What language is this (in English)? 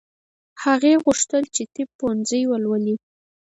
Pashto